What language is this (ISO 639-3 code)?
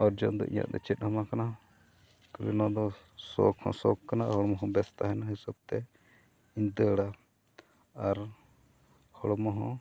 sat